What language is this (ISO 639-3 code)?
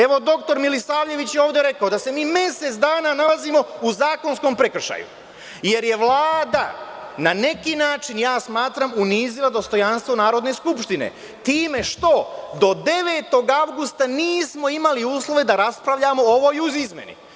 srp